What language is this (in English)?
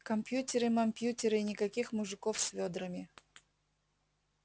Russian